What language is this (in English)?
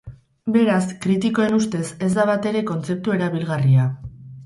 Basque